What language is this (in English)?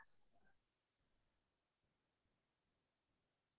Assamese